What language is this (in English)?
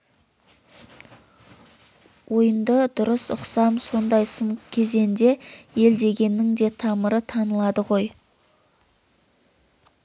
Kazakh